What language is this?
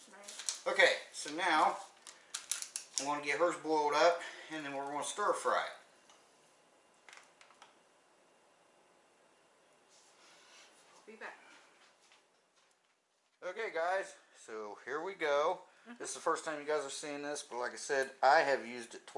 English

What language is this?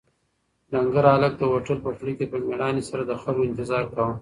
Pashto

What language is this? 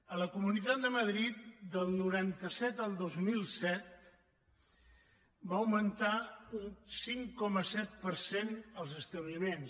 Catalan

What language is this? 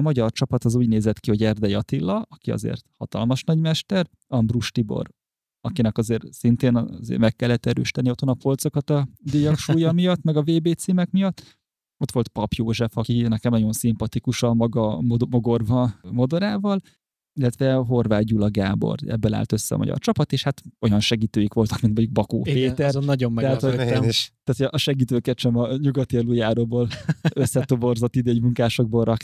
Hungarian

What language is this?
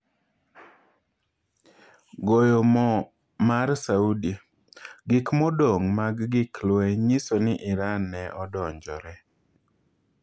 Luo (Kenya and Tanzania)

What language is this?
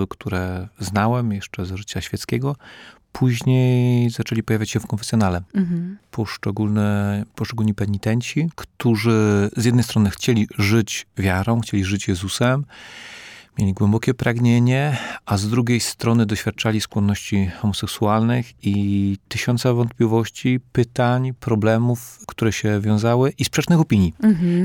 Polish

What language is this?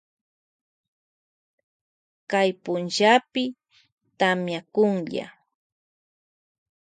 Loja Highland Quichua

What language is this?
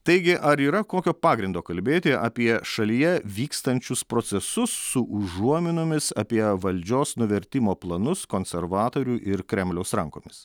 Lithuanian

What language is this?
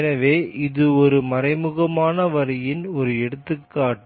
Tamil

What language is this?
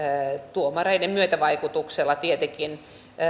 Finnish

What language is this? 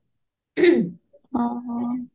Odia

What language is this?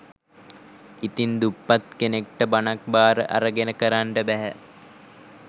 Sinhala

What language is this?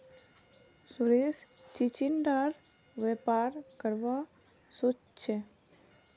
Magahi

